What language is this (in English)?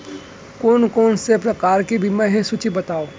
Chhattisgarhi